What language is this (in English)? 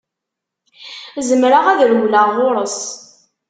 Kabyle